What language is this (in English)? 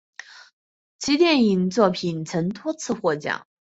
Chinese